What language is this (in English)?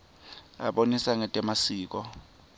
Swati